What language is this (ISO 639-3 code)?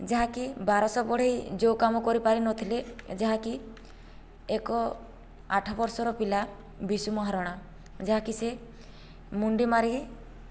ori